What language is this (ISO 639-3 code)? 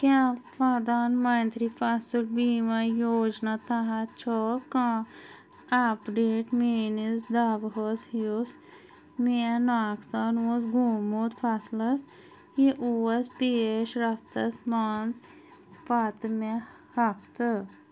kas